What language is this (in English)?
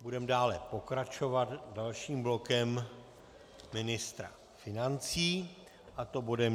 Czech